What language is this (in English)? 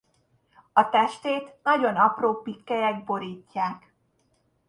Hungarian